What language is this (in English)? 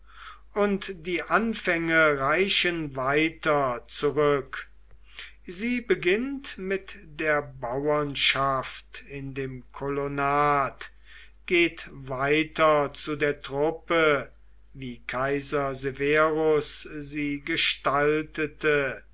German